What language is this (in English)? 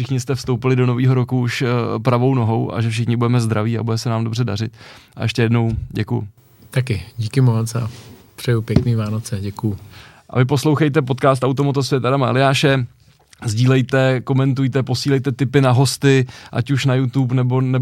Czech